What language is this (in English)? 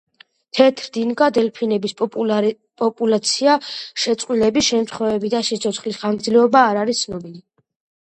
Georgian